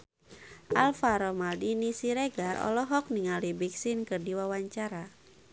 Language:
Sundanese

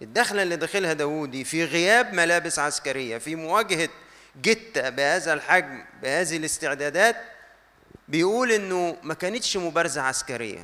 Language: Arabic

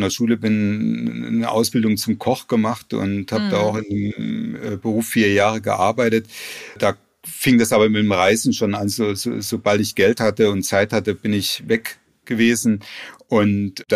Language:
German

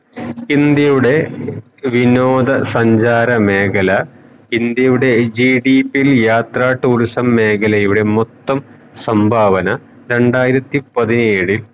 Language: Malayalam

